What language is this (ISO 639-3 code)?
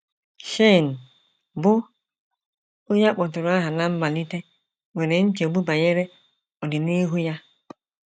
ibo